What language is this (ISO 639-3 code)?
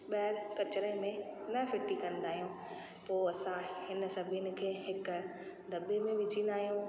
snd